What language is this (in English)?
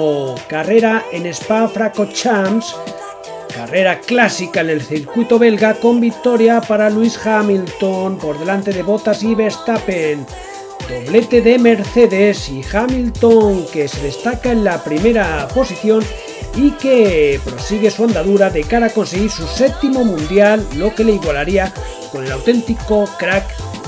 Spanish